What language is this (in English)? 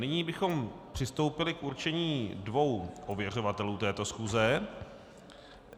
Czech